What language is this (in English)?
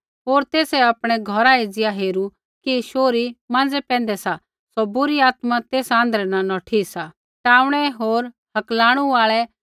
Kullu Pahari